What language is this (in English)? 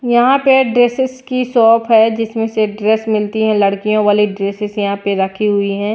Hindi